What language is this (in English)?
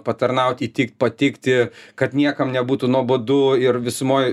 Lithuanian